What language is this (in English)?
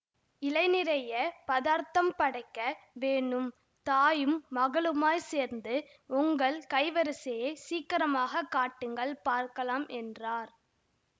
Tamil